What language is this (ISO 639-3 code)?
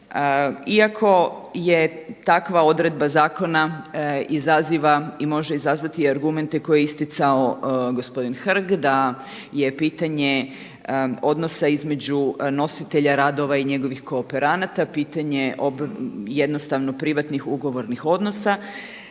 hrv